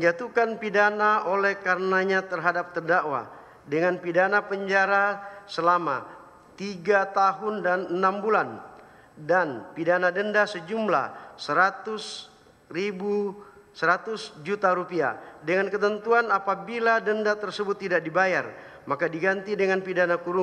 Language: Indonesian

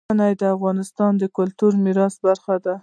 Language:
Pashto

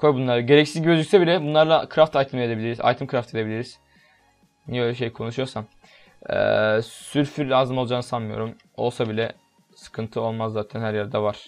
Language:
Turkish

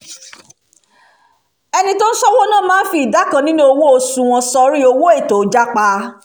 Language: Yoruba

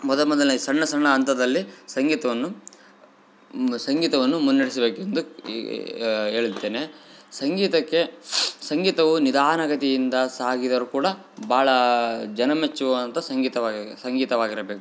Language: Kannada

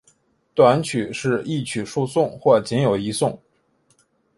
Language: Chinese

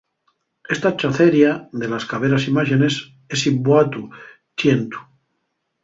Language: Asturian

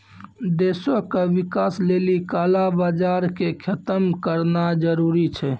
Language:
Maithili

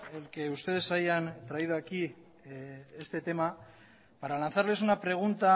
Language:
Spanish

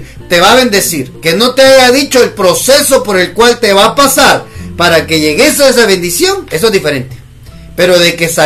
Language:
Spanish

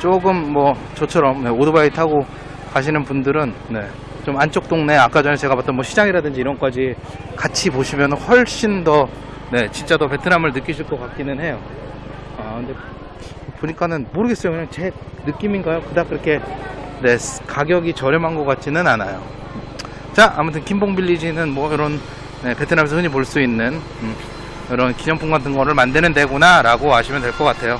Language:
Korean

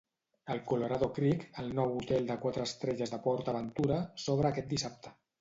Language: Catalan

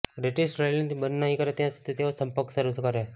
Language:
Gujarati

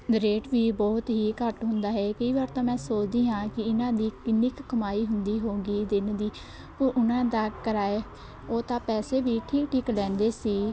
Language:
Punjabi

